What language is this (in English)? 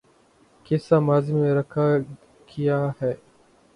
Urdu